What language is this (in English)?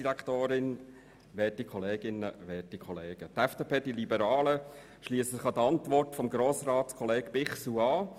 Swiss German